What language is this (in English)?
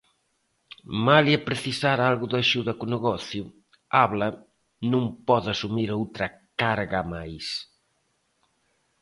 Galician